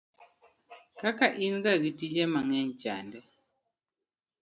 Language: Luo (Kenya and Tanzania)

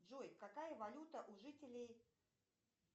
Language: Russian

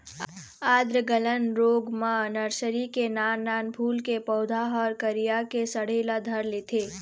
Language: Chhattisgarhi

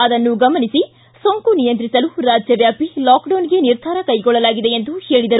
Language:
Kannada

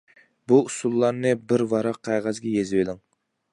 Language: Uyghur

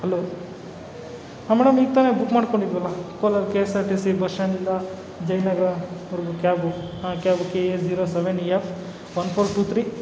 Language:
Kannada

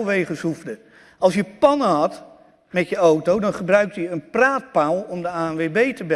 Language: Dutch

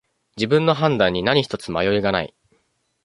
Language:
Japanese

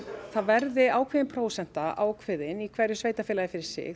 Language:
Icelandic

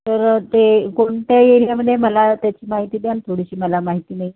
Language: Marathi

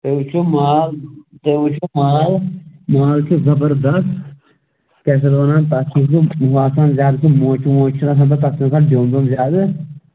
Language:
Kashmiri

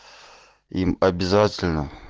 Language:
Russian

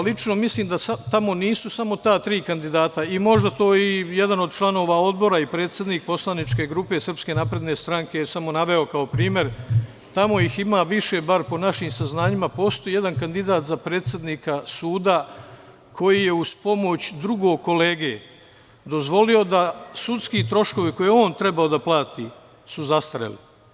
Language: Serbian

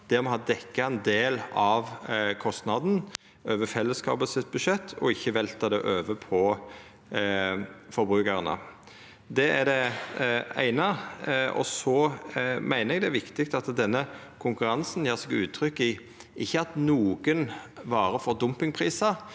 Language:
Norwegian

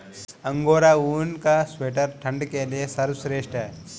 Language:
Hindi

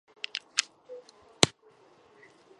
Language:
Chinese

